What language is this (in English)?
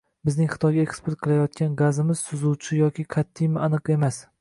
Uzbek